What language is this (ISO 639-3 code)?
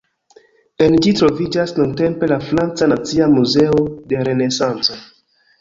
epo